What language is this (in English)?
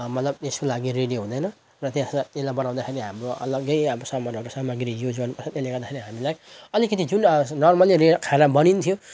Nepali